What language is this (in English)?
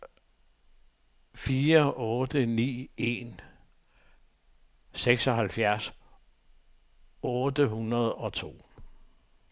Danish